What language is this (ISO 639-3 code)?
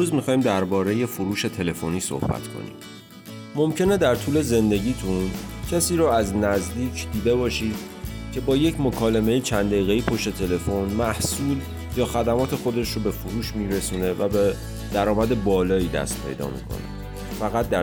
fas